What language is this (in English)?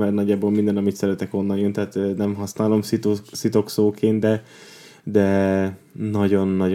Hungarian